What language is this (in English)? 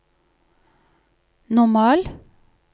Norwegian